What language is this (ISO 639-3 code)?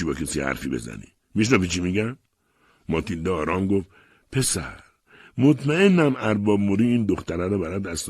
fas